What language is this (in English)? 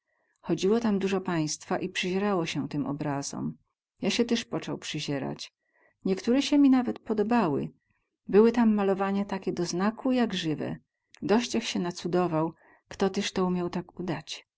Polish